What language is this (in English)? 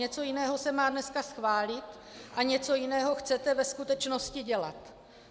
Czech